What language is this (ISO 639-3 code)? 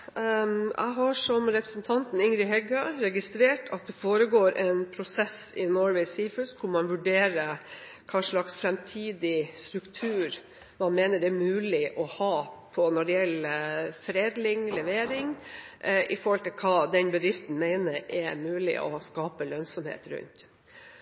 nor